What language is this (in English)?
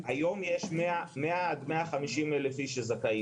Hebrew